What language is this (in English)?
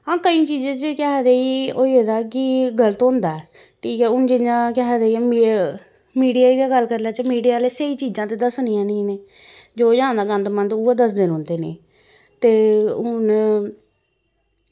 Dogri